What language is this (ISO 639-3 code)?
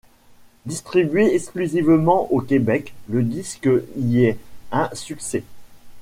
fra